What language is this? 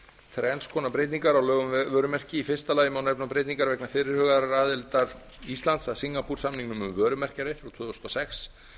Icelandic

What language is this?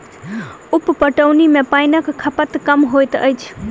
Maithili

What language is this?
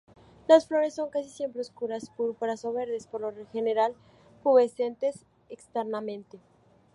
Spanish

